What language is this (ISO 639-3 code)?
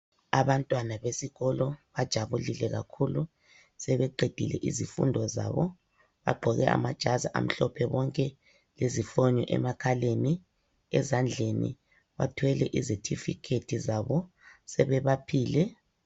nde